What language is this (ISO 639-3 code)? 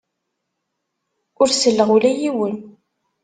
kab